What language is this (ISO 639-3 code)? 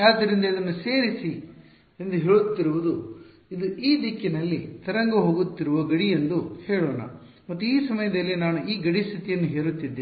kan